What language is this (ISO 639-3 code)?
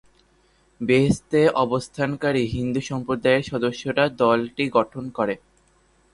ben